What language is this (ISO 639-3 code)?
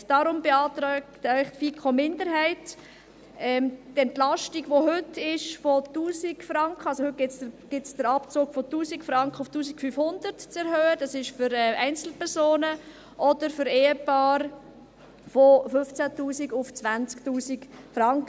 gsw